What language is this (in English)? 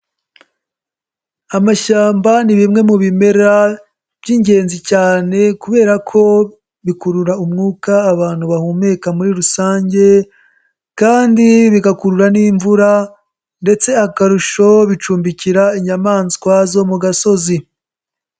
Kinyarwanda